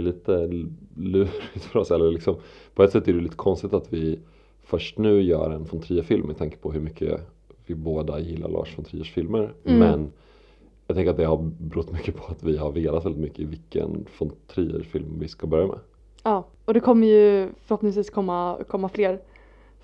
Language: Swedish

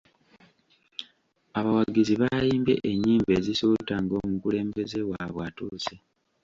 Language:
Ganda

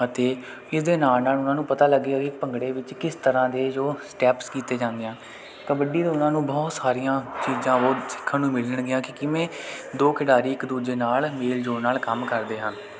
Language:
Punjabi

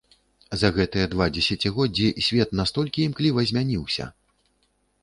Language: Belarusian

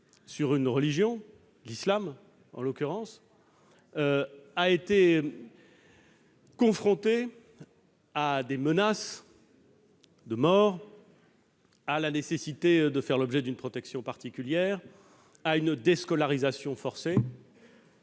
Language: French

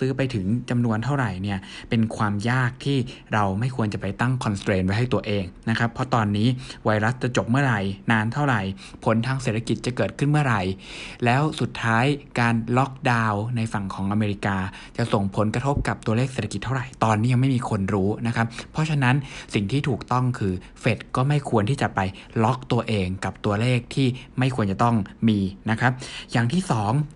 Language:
Thai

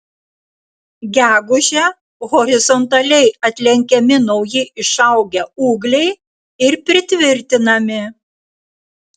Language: Lithuanian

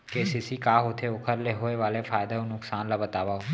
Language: Chhattisgarhi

